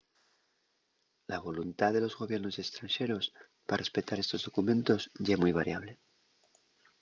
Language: Asturian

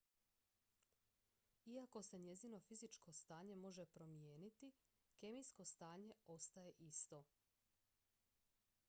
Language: Croatian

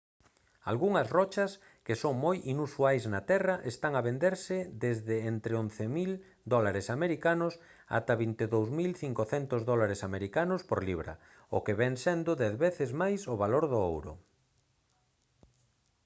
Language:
Galician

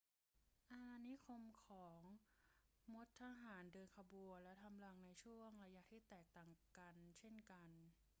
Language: Thai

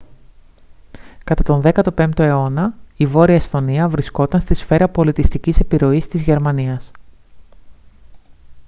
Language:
Greek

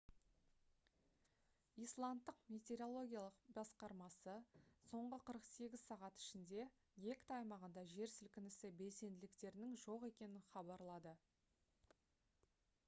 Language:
Kazakh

